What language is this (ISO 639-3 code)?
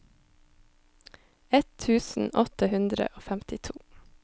nor